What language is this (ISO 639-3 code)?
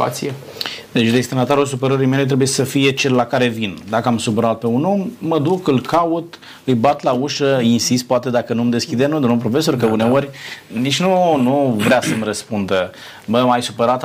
ron